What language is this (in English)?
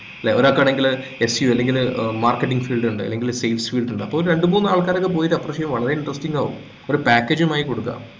Malayalam